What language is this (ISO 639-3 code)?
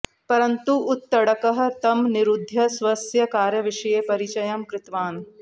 san